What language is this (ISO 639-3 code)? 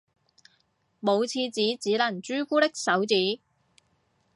yue